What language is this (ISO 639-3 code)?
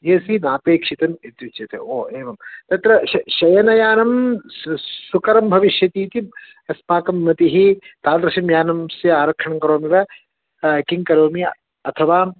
san